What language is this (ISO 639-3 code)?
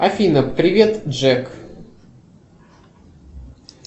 rus